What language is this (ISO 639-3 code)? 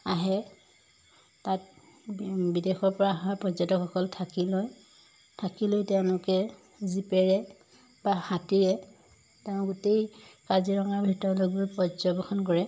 asm